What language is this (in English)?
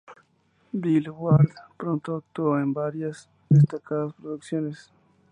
Spanish